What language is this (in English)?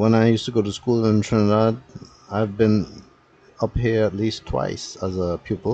English